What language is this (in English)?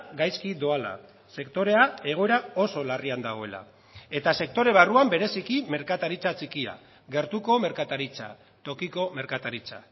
Basque